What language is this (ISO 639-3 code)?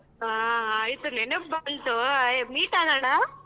kan